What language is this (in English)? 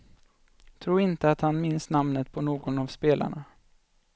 Swedish